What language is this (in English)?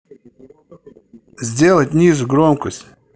Russian